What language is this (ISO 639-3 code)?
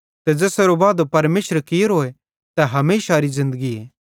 bhd